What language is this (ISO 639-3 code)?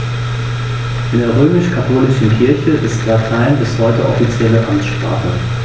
deu